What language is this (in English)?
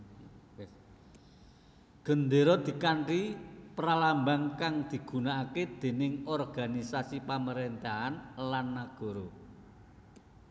Javanese